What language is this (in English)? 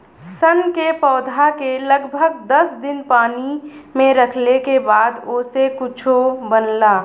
Bhojpuri